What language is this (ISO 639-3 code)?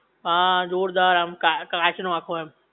guj